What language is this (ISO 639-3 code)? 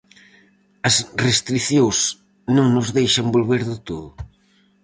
glg